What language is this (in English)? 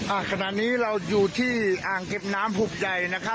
Thai